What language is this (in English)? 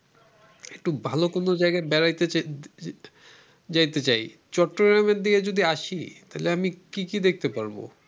Bangla